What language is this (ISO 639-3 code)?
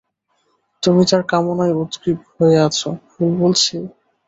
ben